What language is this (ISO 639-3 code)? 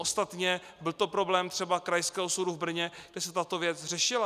ces